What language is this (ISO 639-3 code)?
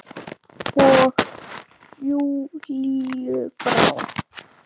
isl